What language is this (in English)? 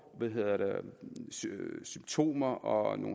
Danish